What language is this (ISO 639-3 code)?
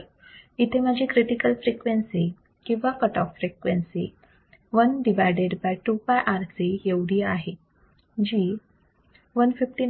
mar